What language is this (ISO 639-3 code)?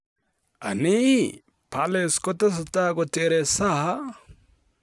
kln